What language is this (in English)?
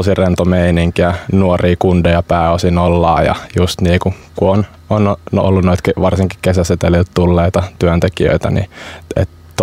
Finnish